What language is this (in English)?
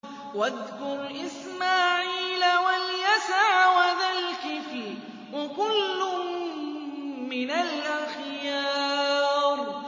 Arabic